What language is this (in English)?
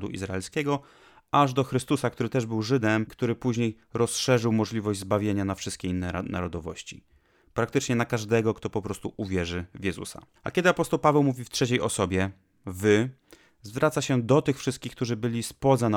Polish